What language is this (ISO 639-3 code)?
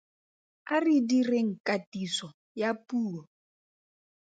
tsn